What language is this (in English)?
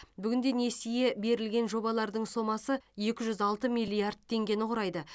Kazakh